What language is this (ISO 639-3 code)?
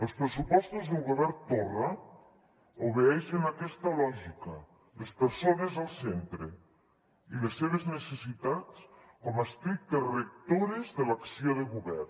cat